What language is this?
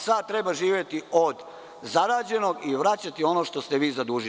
Serbian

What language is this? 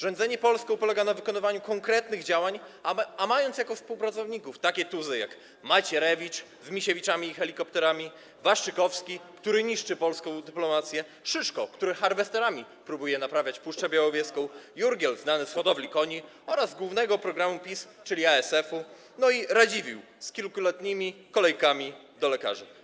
Polish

